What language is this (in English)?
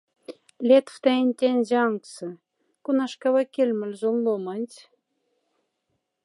Moksha